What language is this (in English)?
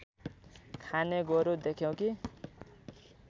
Nepali